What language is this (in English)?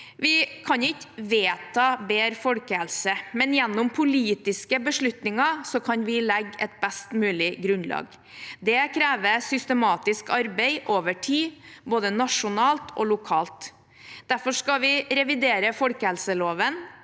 Norwegian